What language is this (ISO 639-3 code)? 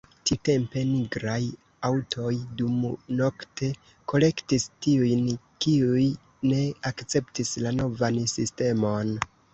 epo